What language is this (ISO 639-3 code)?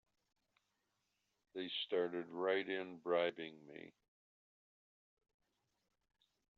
eng